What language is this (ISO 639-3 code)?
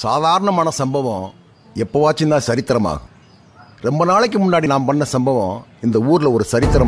ara